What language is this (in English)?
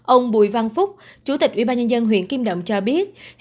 Vietnamese